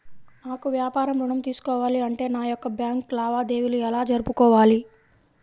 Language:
Telugu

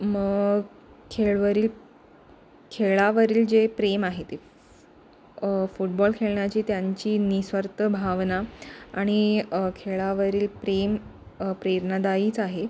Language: Marathi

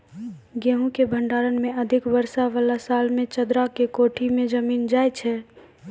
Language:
Maithili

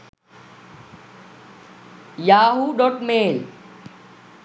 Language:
Sinhala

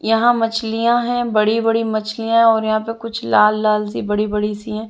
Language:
Hindi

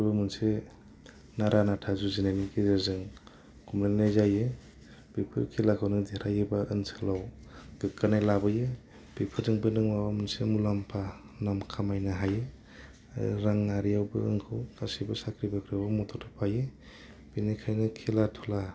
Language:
Bodo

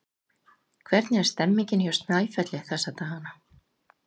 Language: Icelandic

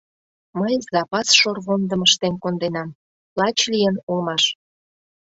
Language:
Mari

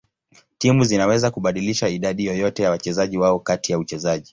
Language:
Swahili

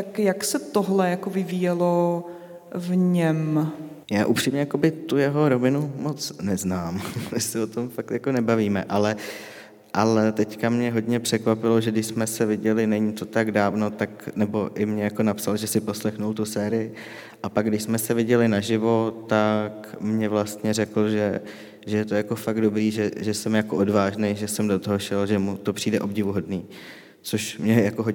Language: Czech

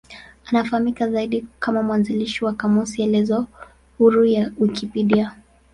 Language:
Swahili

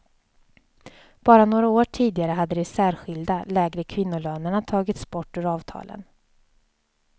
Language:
Swedish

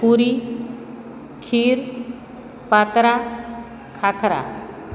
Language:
Gujarati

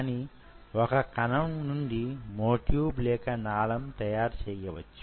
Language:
Telugu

